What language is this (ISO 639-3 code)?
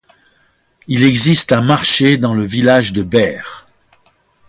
fra